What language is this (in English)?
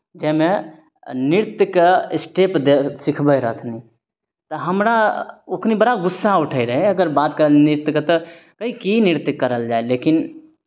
Maithili